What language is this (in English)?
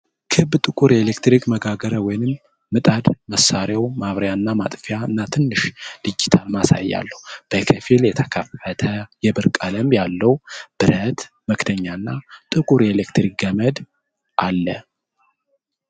Amharic